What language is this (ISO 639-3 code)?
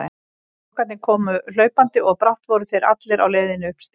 isl